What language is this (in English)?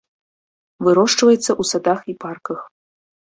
Belarusian